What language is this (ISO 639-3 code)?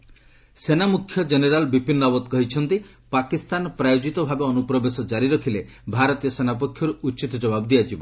ori